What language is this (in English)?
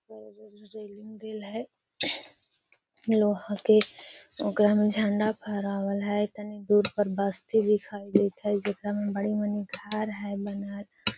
Magahi